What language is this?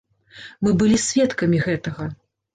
Belarusian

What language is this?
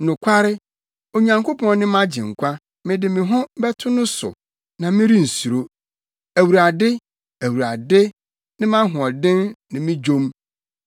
Akan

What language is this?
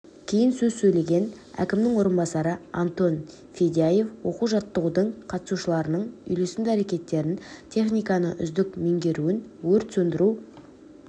Kazakh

